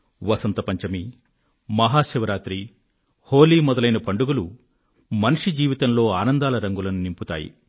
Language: Telugu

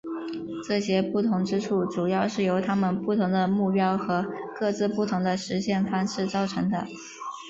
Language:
Chinese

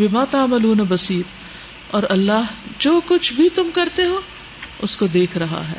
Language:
Urdu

